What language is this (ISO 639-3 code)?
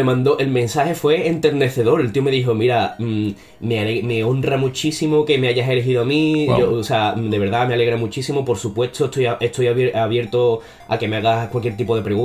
spa